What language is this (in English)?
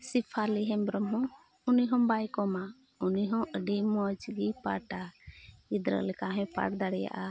Santali